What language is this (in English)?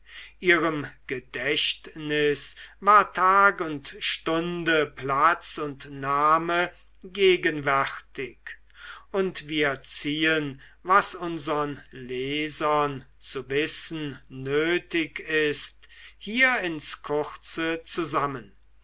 German